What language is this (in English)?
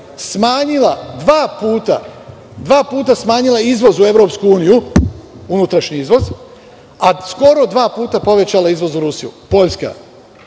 Serbian